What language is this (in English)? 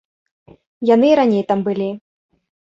Belarusian